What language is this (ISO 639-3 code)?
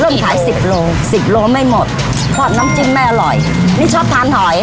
tha